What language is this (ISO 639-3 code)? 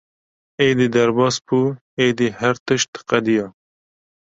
kur